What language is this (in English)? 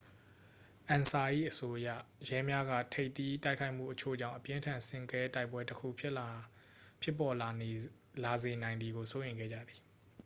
Burmese